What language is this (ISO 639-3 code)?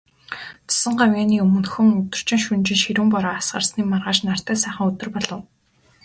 mon